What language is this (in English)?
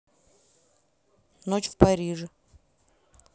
Russian